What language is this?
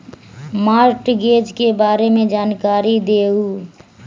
Magahi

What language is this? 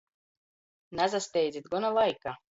Latgalian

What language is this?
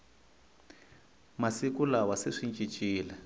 Tsonga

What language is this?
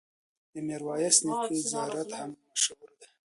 Pashto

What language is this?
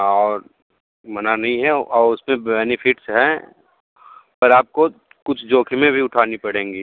Hindi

